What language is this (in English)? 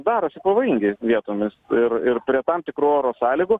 Lithuanian